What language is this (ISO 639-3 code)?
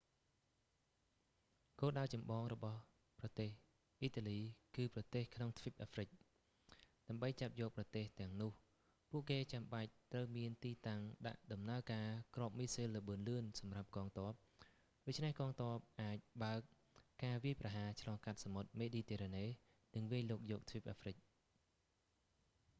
khm